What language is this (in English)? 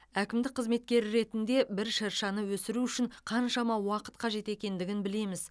Kazakh